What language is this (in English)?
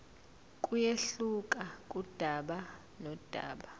Zulu